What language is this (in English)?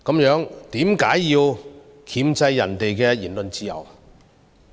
Cantonese